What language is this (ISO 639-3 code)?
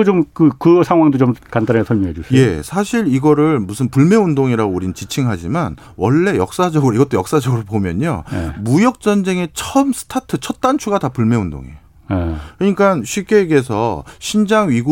kor